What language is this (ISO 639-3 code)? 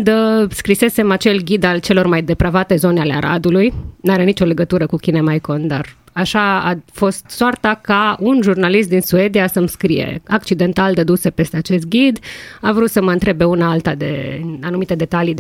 ron